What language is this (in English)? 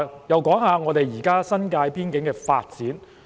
Cantonese